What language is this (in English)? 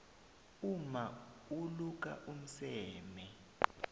South Ndebele